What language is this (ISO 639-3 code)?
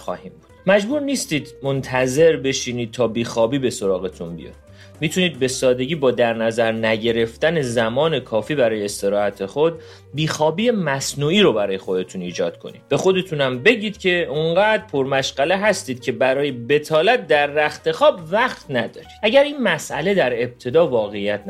fas